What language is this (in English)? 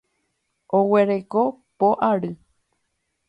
Guarani